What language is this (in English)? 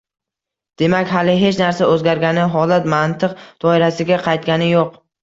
Uzbek